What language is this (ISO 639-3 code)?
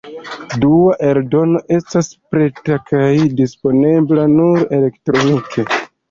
epo